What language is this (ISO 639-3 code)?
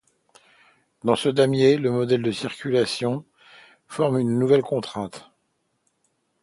fra